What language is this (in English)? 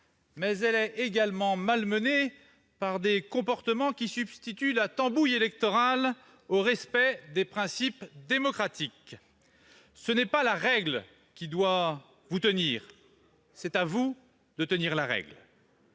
French